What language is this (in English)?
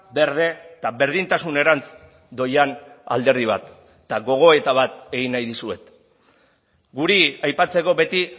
Basque